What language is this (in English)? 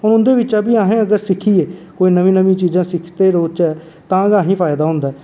Dogri